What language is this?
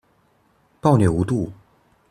Chinese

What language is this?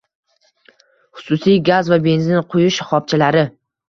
Uzbek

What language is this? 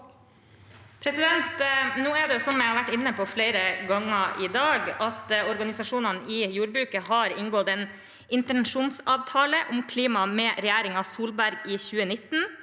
Norwegian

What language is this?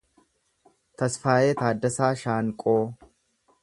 Oromo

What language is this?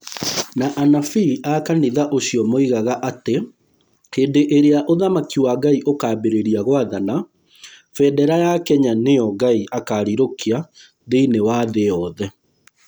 Kikuyu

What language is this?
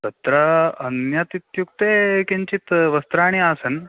Sanskrit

